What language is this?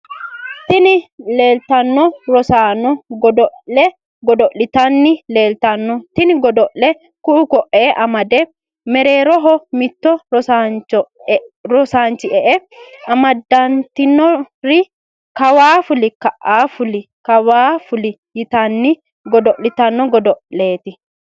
Sidamo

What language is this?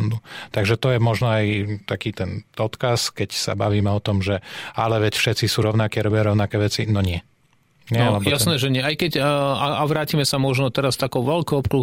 Slovak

